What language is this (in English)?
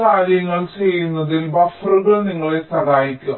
Malayalam